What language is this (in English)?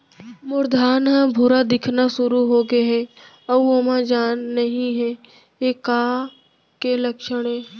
Chhattisgarhi